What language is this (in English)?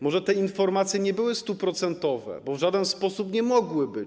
Polish